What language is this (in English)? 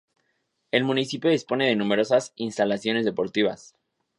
Spanish